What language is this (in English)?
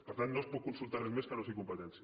Catalan